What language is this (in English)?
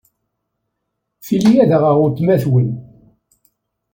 Kabyle